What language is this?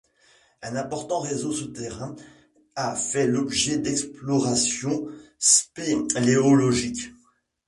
French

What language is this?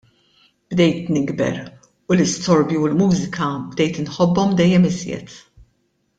Maltese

